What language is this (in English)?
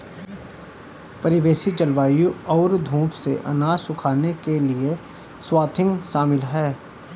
Hindi